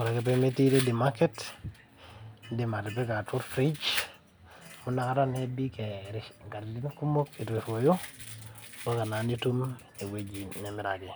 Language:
Masai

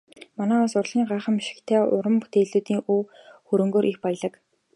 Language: Mongolian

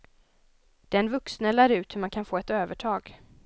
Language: Swedish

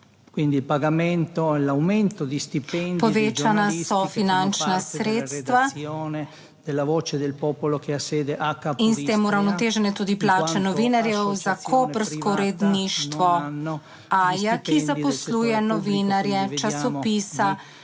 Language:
Slovenian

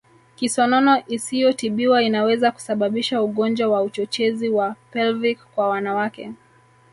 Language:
Swahili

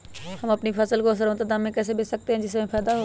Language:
Magahi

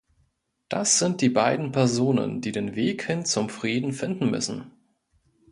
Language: German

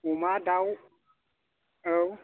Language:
Bodo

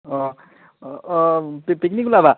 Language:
Assamese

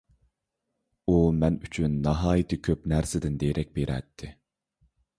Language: Uyghur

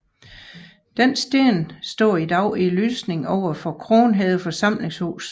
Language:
Danish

